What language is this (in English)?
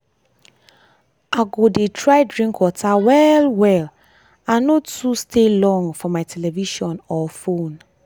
Nigerian Pidgin